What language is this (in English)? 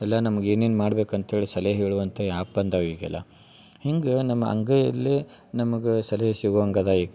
Kannada